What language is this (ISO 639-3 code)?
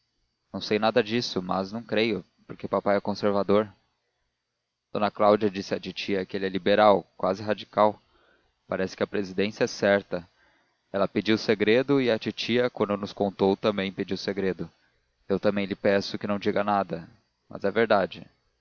por